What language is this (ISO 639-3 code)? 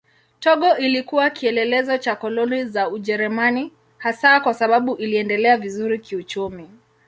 swa